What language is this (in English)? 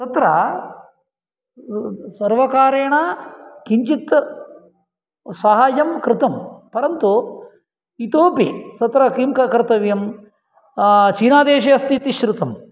Sanskrit